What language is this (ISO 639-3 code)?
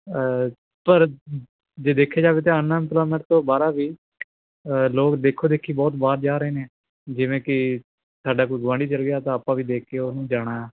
pan